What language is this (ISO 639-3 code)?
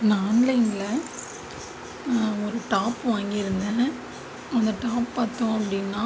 tam